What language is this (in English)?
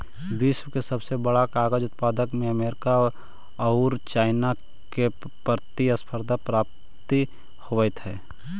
Magahi